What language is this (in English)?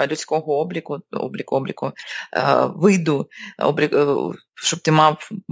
Ukrainian